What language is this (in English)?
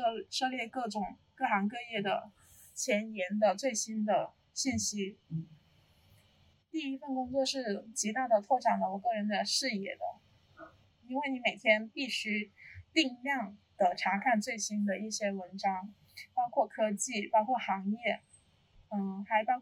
Chinese